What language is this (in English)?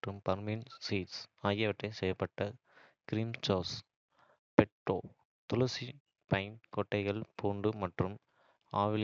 Kota (India)